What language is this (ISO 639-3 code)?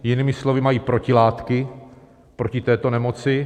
ces